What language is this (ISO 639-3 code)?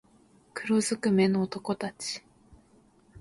jpn